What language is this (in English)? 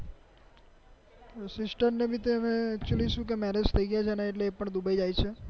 Gujarati